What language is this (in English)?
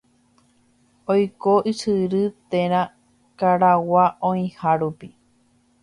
Guarani